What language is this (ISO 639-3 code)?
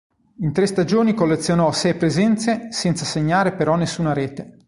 ita